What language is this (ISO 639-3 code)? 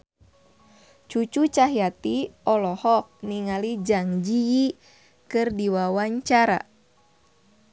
sun